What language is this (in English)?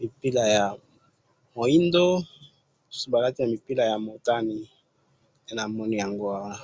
Lingala